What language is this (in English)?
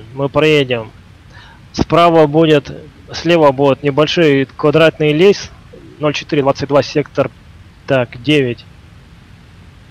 Russian